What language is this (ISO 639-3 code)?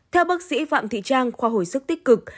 vie